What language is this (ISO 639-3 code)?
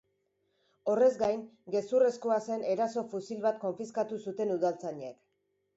eus